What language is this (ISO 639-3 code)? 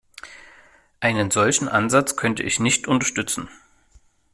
deu